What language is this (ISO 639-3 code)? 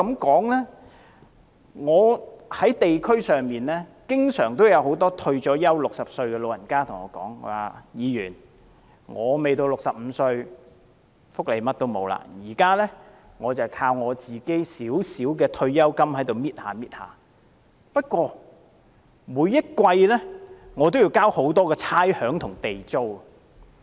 yue